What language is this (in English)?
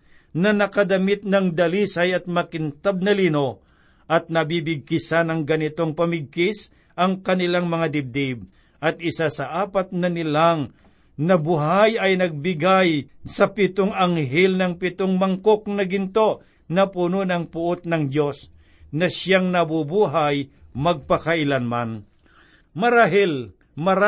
Filipino